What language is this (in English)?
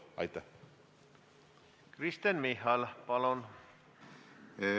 Estonian